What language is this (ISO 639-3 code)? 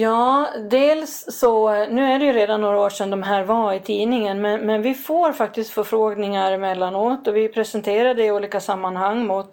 swe